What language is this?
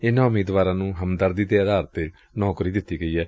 Punjabi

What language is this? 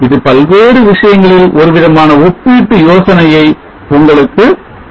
Tamil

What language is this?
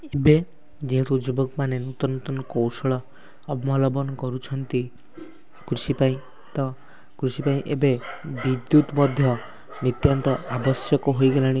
Odia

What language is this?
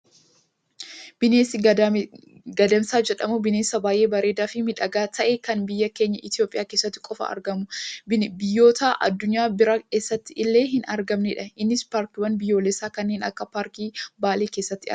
Oromo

